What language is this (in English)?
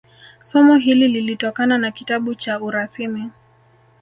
Swahili